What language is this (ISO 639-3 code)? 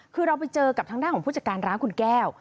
tha